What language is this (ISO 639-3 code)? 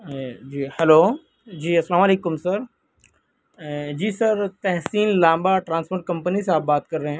urd